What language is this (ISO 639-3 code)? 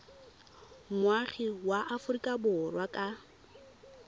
tsn